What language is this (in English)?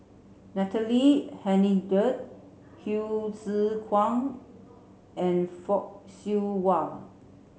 English